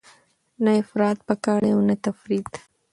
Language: Pashto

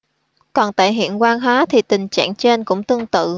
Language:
Vietnamese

